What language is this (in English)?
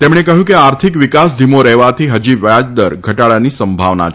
Gujarati